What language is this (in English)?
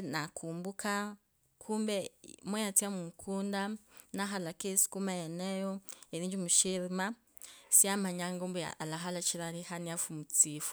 Kabras